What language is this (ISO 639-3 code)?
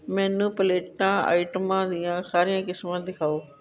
pan